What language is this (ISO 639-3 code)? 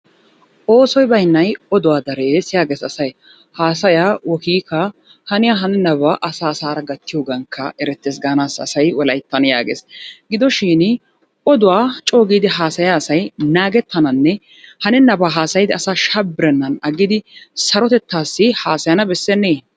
wal